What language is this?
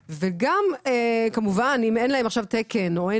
Hebrew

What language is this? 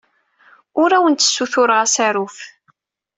Kabyle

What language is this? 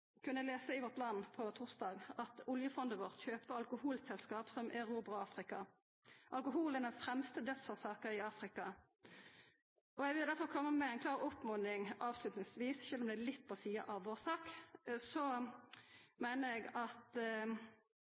Norwegian Nynorsk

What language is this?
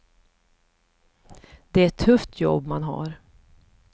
Swedish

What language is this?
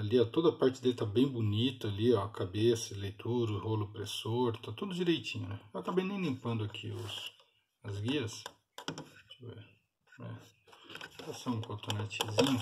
Portuguese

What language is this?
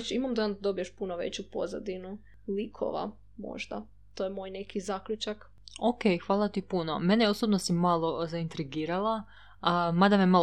Croatian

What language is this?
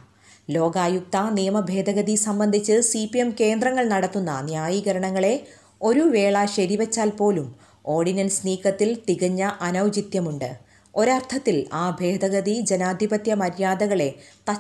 Malayalam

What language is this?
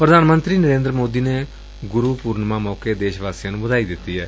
Punjabi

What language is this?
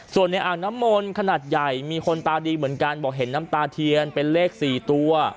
Thai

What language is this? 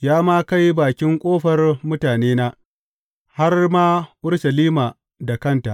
Hausa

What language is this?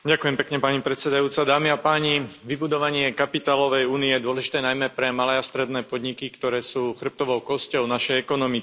Slovak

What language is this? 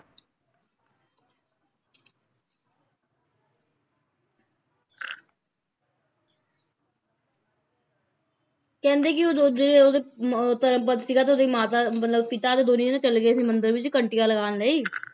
Punjabi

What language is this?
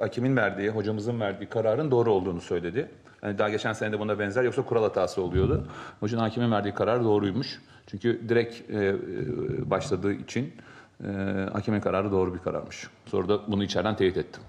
Turkish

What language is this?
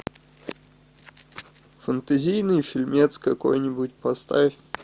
Russian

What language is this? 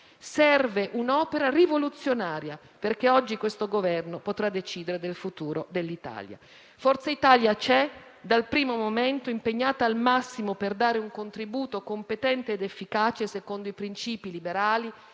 Italian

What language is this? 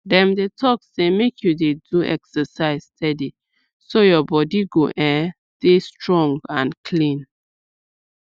Nigerian Pidgin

